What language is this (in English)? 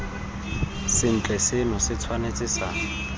Tswana